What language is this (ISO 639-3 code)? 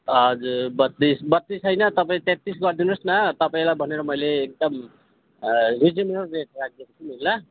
nep